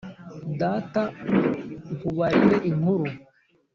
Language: Kinyarwanda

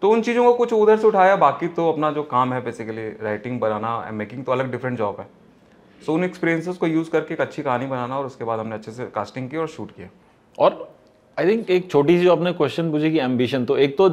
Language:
Hindi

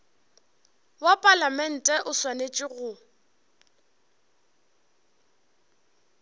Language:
Northern Sotho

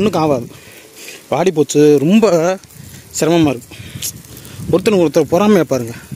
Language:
Tamil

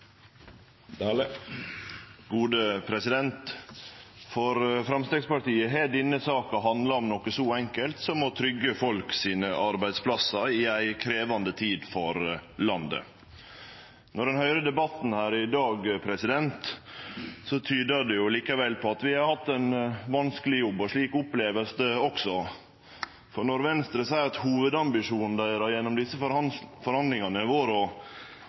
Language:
Norwegian Nynorsk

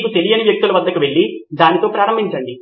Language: Telugu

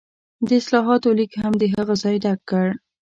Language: Pashto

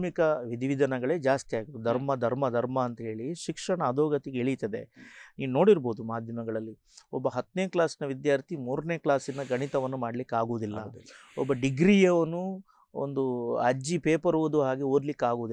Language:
Kannada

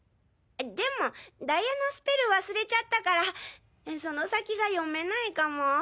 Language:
Japanese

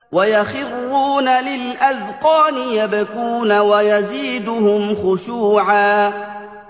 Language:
Arabic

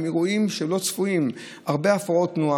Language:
Hebrew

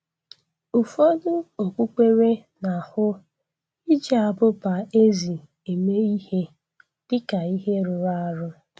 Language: Igbo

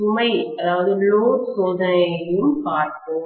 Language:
Tamil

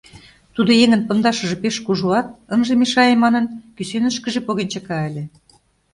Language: Mari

